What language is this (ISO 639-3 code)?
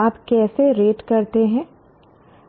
hin